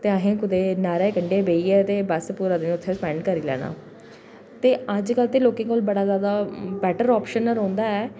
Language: Dogri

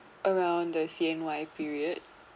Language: English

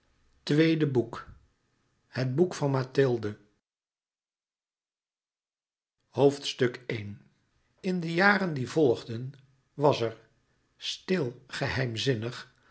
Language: Dutch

